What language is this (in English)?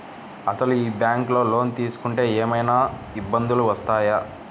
Telugu